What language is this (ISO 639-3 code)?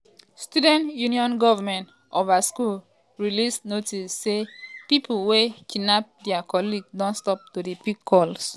pcm